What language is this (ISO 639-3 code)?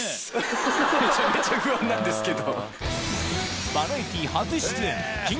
jpn